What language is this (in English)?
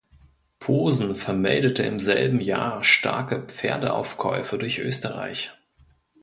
German